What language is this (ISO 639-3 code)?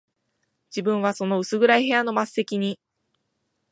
jpn